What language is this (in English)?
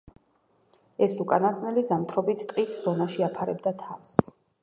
Georgian